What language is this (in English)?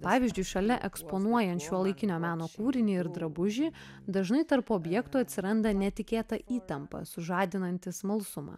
Lithuanian